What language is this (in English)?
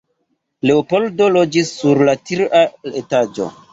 Esperanto